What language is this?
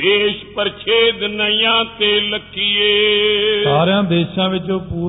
Punjabi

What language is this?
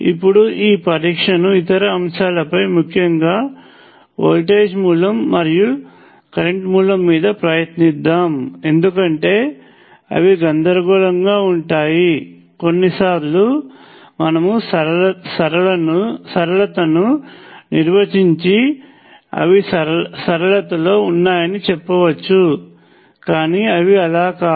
Telugu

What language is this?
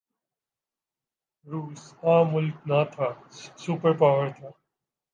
Urdu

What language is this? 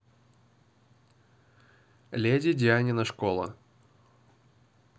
Russian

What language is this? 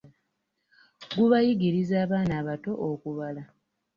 Ganda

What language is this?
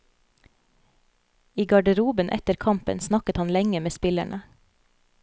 Norwegian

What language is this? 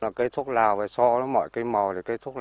Vietnamese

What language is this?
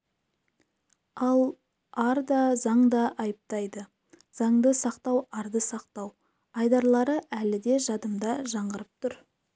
Kazakh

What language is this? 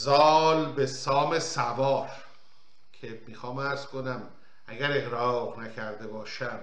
Persian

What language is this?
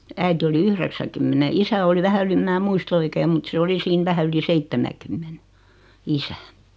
Finnish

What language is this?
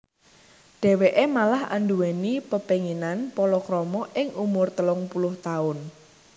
Javanese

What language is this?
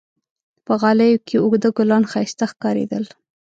Pashto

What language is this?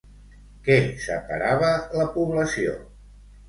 Catalan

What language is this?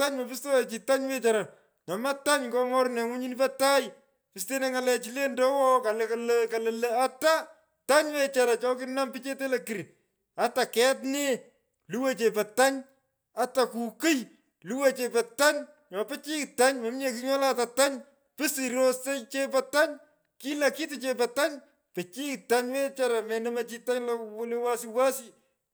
Pökoot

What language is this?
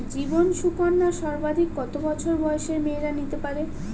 Bangla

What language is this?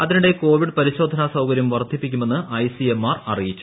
Malayalam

